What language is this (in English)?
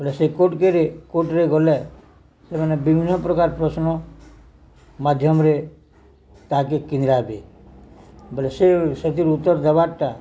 Odia